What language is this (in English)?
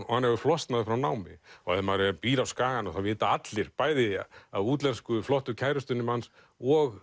Icelandic